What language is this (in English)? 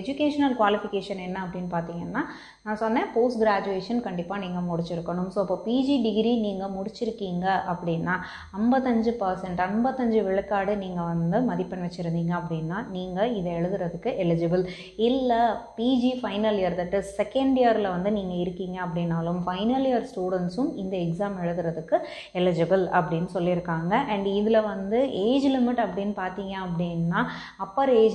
Romanian